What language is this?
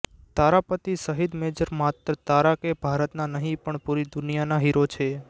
Gujarati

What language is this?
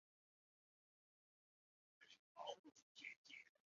Chinese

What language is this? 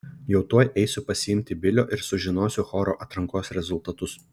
Lithuanian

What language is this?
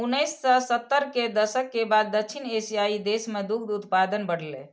Maithili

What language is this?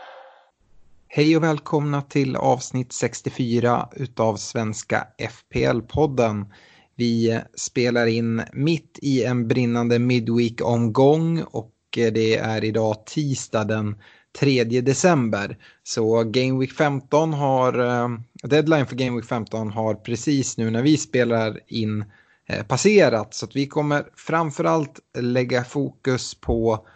Swedish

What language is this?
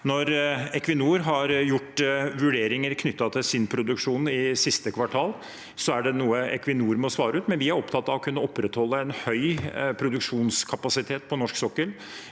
Norwegian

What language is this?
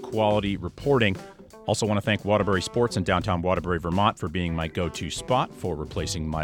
English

